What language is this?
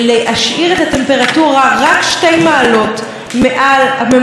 Hebrew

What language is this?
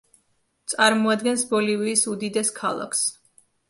Georgian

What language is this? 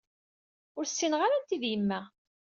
Kabyle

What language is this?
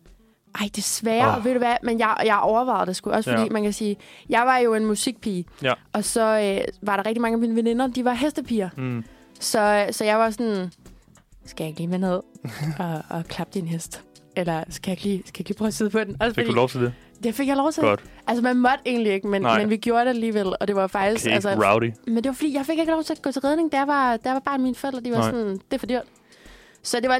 Danish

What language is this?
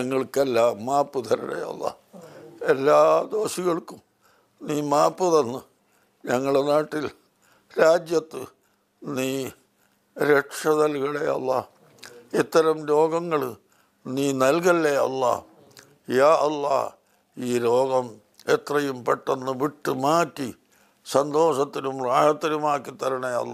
Turkish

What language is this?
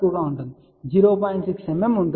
Telugu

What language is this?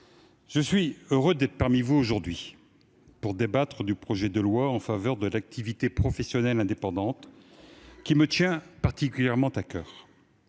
French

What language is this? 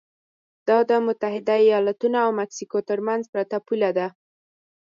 Pashto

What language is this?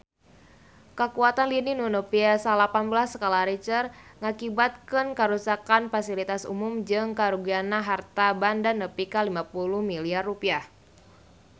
Sundanese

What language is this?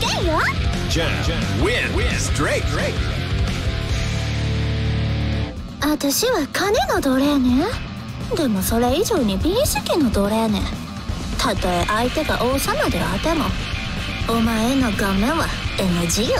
Japanese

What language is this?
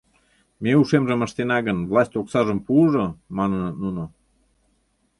Mari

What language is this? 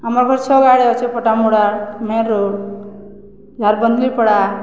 Odia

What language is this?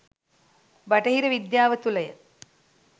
Sinhala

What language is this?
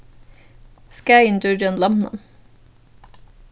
Faroese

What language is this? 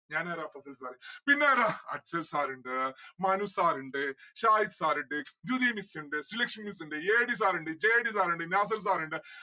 Malayalam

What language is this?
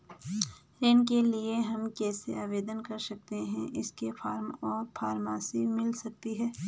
Hindi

